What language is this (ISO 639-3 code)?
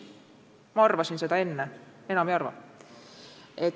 est